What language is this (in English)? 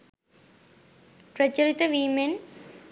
Sinhala